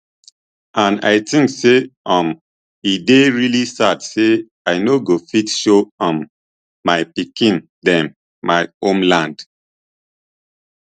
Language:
Nigerian Pidgin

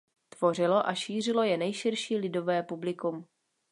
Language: Czech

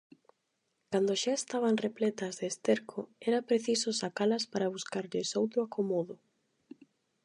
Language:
Galician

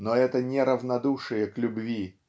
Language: Russian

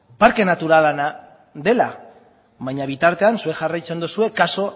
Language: Basque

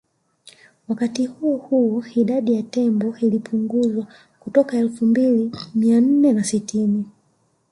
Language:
Swahili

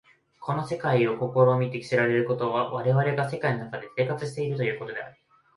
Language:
Japanese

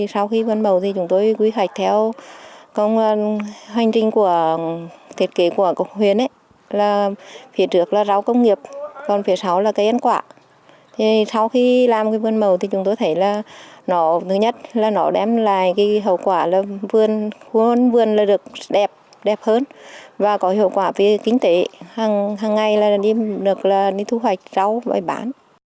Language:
Vietnamese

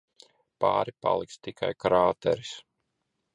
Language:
Latvian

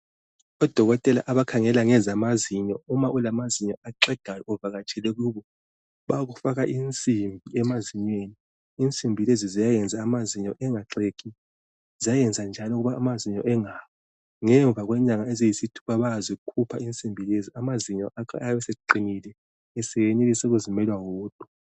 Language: North Ndebele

